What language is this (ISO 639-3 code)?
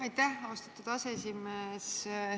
est